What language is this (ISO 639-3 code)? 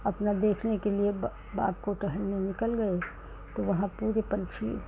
hin